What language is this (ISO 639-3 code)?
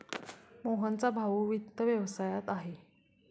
mar